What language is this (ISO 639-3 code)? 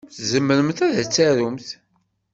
kab